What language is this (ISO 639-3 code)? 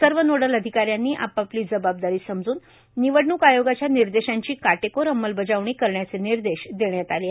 mar